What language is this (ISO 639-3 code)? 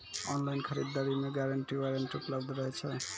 mai